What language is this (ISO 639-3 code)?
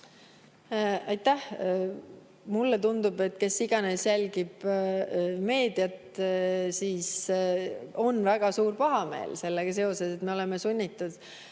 est